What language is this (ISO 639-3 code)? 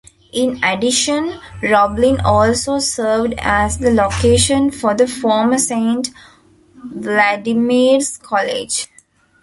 eng